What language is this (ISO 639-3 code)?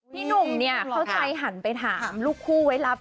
tha